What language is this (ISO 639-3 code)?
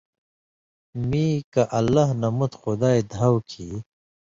mvy